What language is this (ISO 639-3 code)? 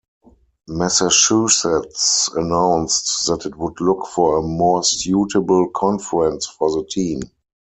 eng